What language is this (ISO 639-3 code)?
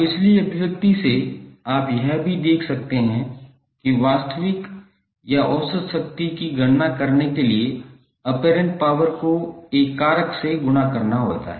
hin